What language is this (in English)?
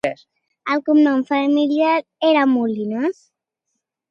Catalan